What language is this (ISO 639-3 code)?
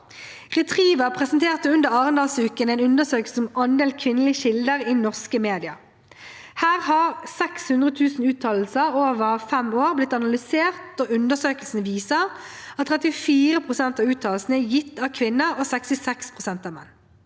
nor